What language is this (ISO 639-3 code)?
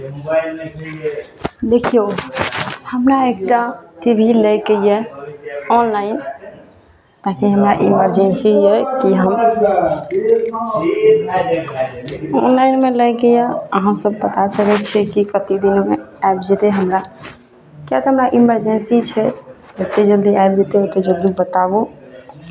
mai